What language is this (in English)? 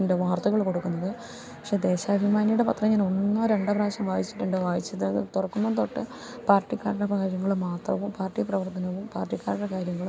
Malayalam